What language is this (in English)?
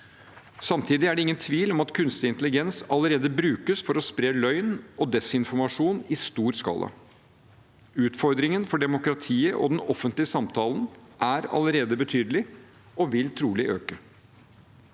Norwegian